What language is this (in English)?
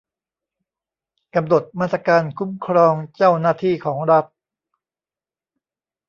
Thai